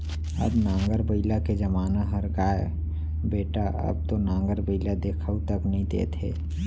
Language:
Chhattisgarhi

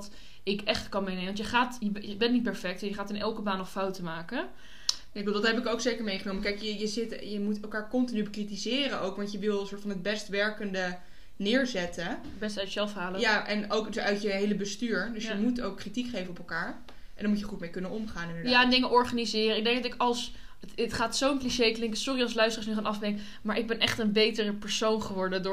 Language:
Dutch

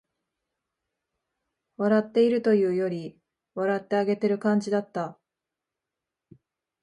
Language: Japanese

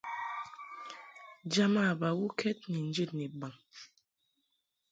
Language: Mungaka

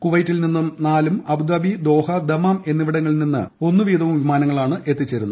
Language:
Malayalam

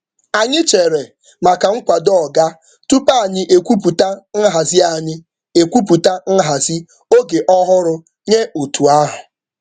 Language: Igbo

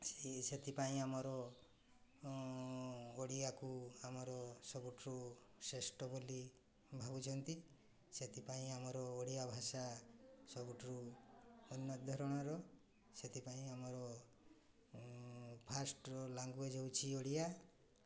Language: Odia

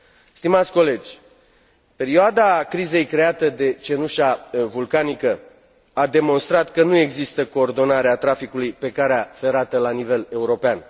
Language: Romanian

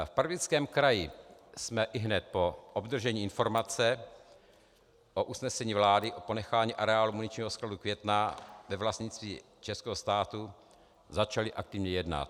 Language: Czech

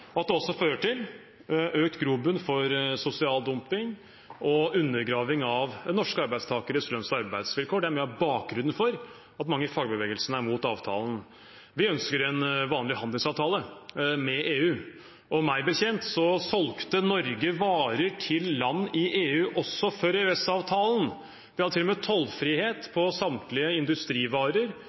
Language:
Norwegian Bokmål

